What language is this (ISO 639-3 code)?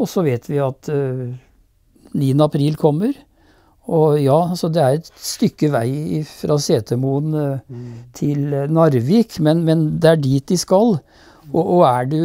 nor